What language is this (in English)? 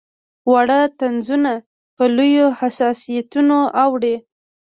Pashto